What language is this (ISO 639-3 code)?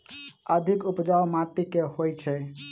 mai